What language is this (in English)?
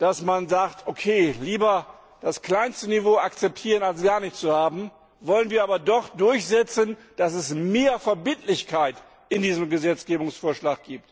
German